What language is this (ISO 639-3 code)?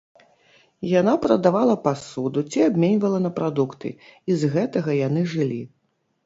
bel